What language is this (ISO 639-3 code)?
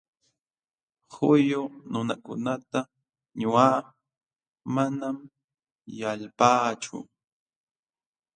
qxw